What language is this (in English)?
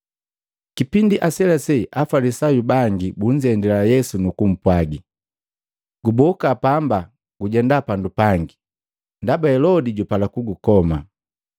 Matengo